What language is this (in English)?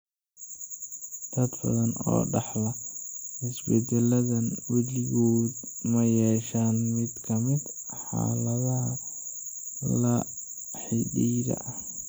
Somali